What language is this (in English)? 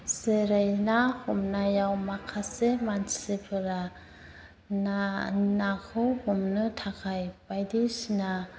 Bodo